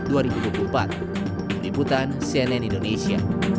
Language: Indonesian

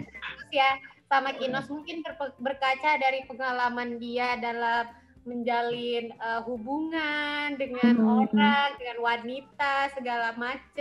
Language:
Indonesian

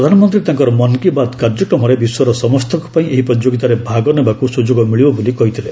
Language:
Odia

